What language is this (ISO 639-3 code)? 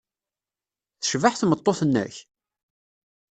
kab